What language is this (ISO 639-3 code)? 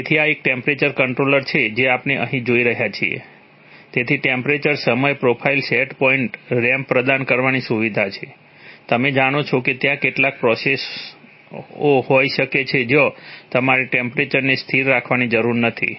guj